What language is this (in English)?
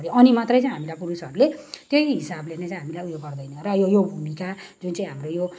Nepali